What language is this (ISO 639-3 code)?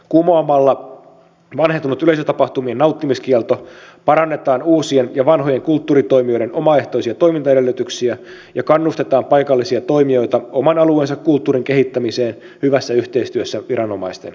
fin